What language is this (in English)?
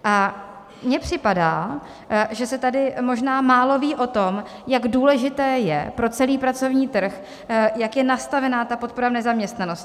Czech